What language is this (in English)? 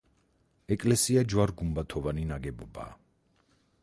Georgian